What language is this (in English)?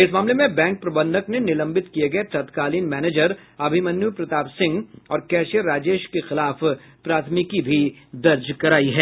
Hindi